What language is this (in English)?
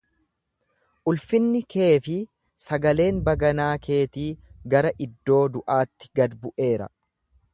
Oromo